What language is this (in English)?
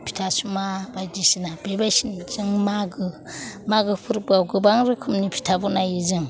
Bodo